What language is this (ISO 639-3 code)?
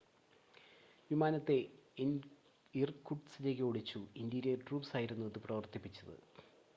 mal